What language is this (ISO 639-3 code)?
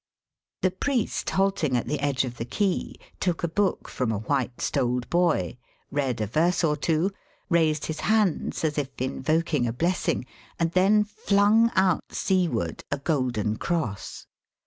eng